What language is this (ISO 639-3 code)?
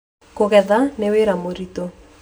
kik